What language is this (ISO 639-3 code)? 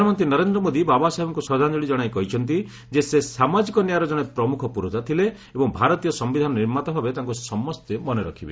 ori